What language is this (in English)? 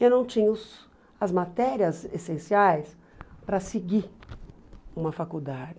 Portuguese